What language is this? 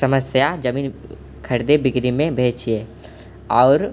Maithili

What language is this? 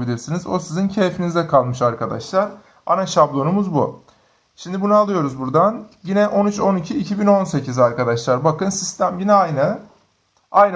Turkish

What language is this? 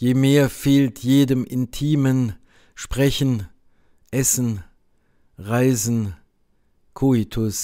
German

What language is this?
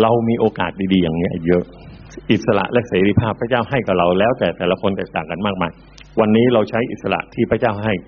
Thai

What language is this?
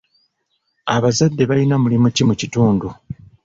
Ganda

